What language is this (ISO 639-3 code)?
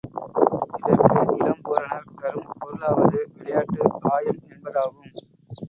tam